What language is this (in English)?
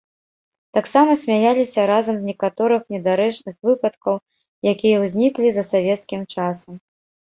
Belarusian